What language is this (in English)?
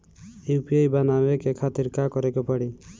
Bhojpuri